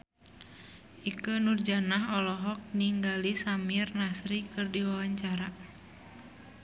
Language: Sundanese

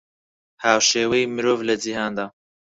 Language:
Central Kurdish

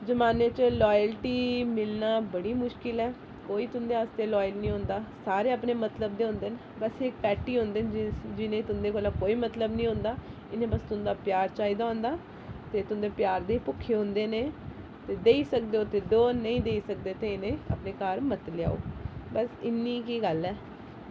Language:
Dogri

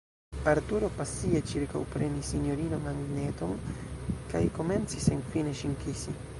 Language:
Esperanto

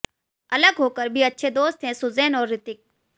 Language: Hindi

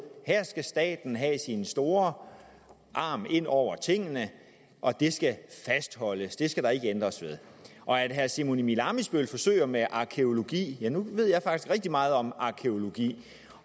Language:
Danish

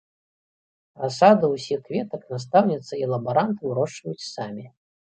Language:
Belarusian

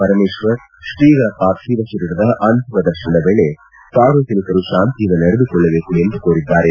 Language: Kannada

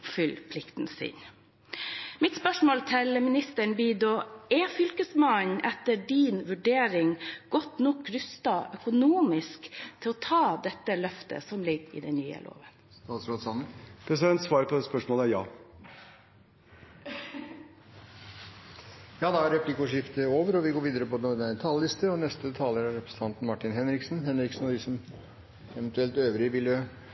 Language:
Norwegian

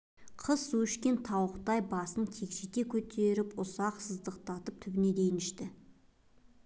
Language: Kazakh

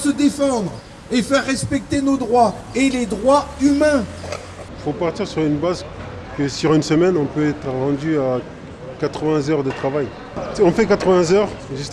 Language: French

